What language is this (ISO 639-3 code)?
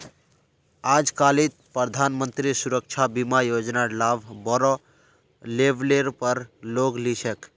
mag